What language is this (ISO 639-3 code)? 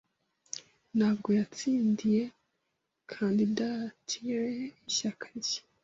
kin